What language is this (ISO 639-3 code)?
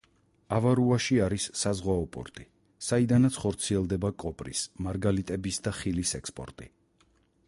kat